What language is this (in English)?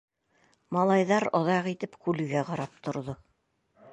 Bashkir